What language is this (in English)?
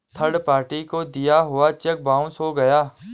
Hindi